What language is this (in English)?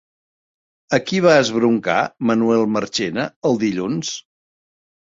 Catalan